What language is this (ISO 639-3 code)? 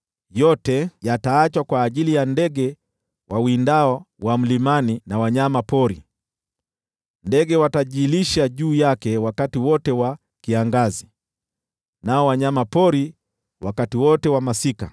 swa